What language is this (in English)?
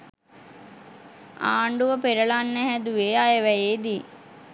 Sinhala